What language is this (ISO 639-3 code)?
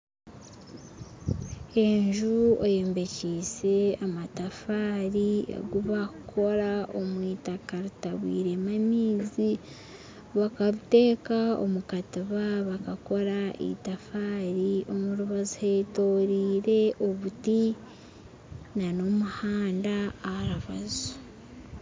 nyn